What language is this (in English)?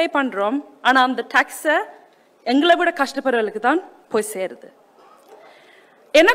Turkish